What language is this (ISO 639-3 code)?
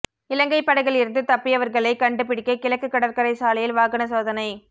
tam